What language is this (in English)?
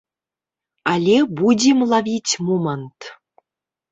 Belarusian